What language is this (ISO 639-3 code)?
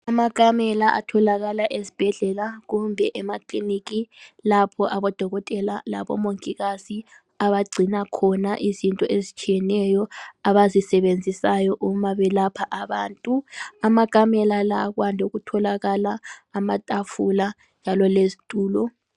nde